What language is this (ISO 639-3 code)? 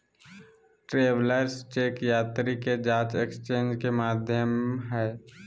mag